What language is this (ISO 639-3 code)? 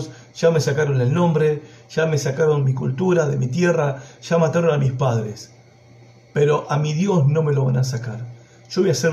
spa